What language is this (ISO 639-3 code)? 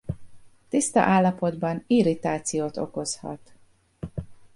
hun